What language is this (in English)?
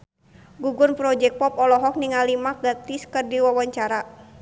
Sundanese